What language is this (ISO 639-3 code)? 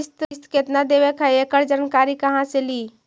mag